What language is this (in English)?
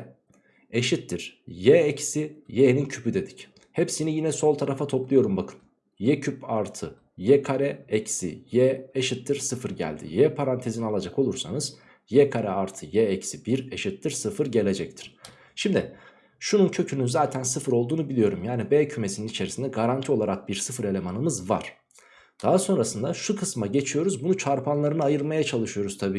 Turkish